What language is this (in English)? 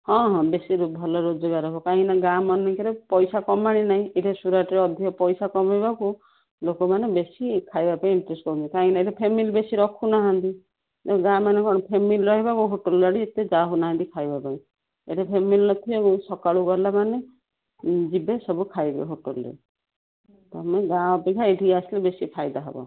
Odia